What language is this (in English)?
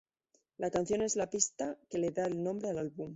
Spanish